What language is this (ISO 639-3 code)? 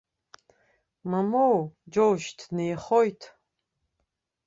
abk